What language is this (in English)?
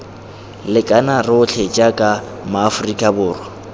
Tswana